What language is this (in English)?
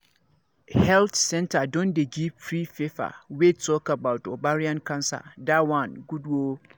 Nigerian Pidgin